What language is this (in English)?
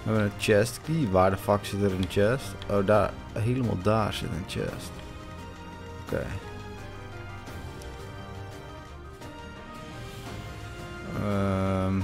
Dutch